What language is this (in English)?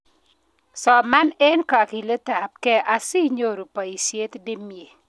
Kalenjin